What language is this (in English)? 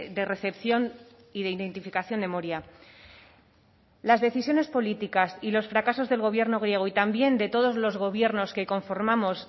Spanish